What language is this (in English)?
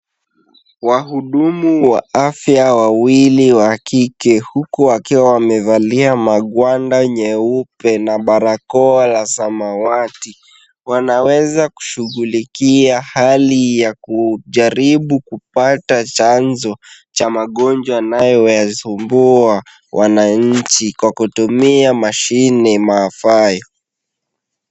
Swahili